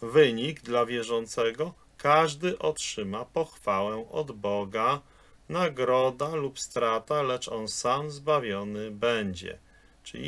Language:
Polish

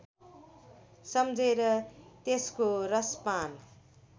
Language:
Nepali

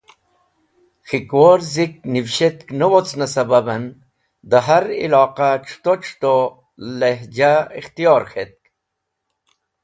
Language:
Wakhi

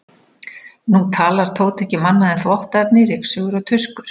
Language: Icelandic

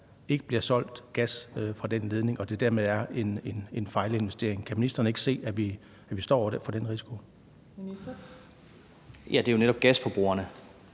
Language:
Danish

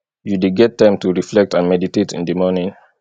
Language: Nigerian Pidgin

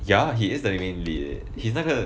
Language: English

